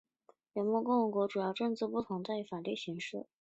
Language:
Chinese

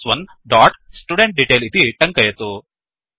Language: Sanskrit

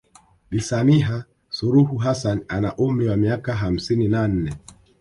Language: Swahili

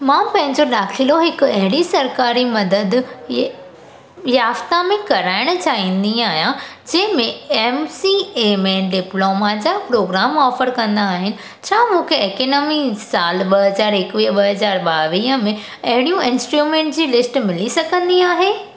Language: Sindhi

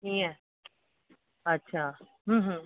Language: Sindhi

